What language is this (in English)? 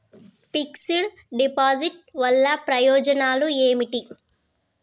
Telugu